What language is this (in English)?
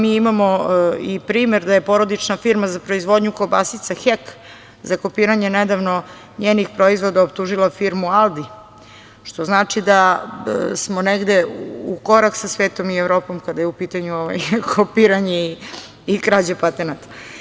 Serbian